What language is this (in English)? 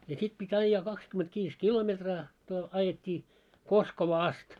Finnish